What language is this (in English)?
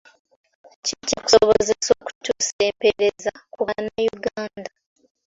Ganda